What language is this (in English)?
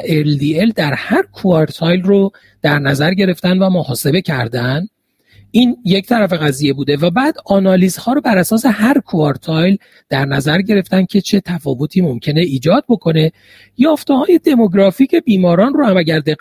Persian